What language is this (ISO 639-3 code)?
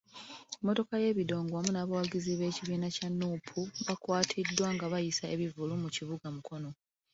lug